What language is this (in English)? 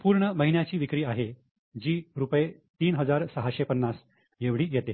Marathi